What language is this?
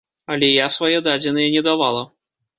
Belarusian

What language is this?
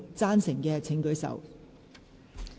Cantonese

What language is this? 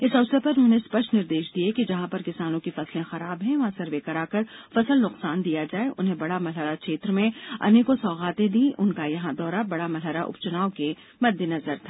Hindi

